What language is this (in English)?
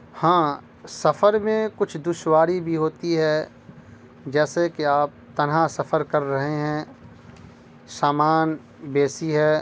Urdu